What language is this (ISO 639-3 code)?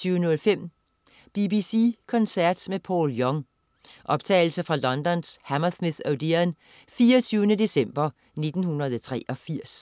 dan